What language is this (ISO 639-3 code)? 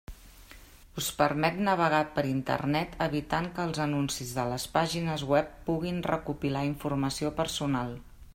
cat